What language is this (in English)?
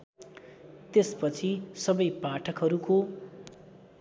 Nepali